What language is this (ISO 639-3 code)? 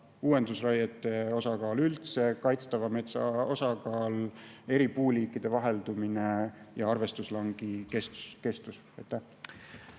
est